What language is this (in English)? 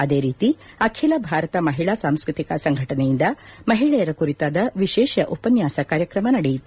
Kannada